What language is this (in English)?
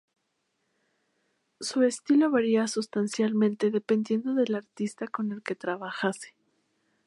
Spanish